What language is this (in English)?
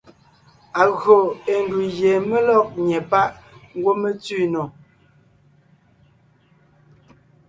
Ngiemboon